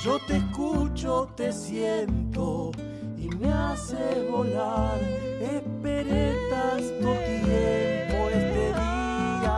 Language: Spanish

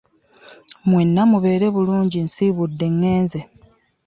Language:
Ganda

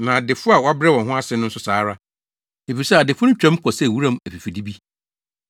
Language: Akan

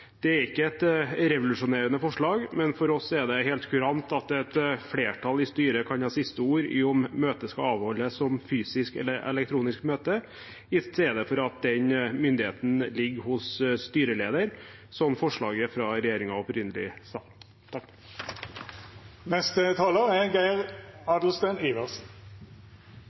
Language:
Norwegian Bokmål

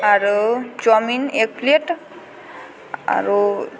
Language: Maithili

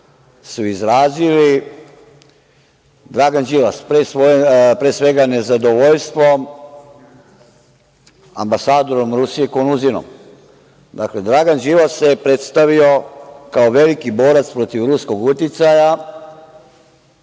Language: Serbian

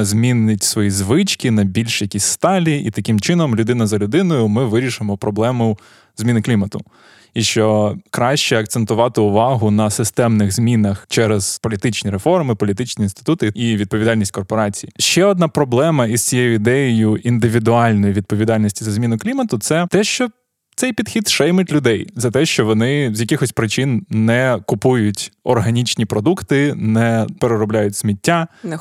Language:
Ukrainian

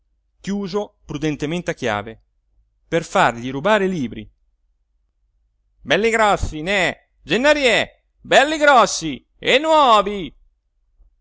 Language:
Italian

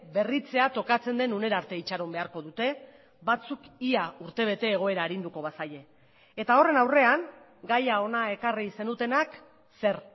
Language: Basque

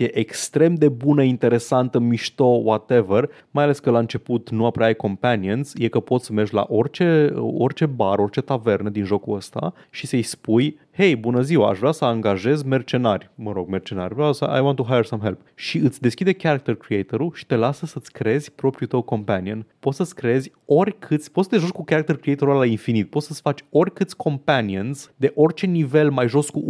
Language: Romanian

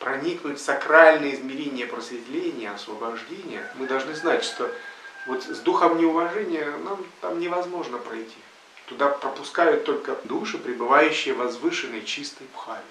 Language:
Russian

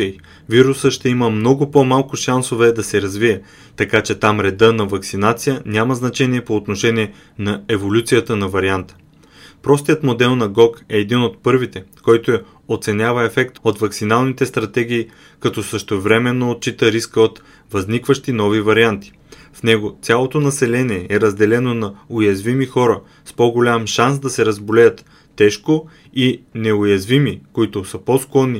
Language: Bulgarian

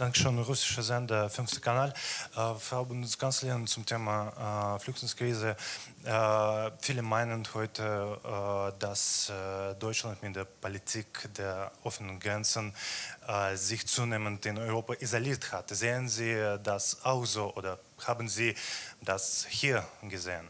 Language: German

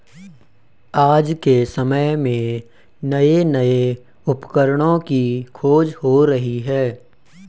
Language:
Hindi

